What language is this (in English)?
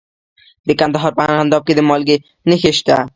Pashto